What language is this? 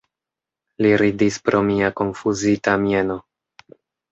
Esperanto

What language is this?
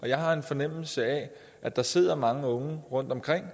Danish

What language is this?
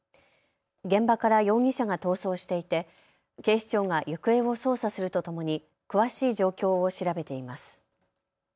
Japanese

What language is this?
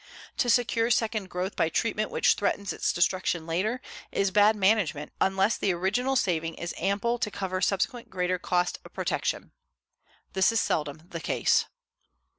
English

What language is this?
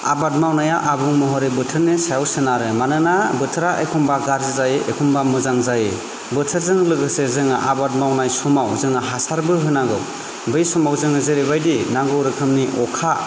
Bodo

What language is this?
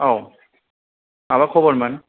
Bodo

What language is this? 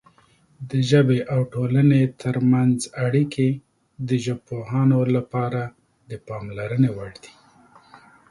Pashto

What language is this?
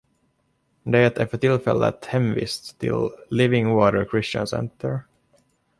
Swedish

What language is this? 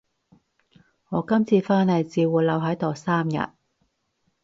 Cantonese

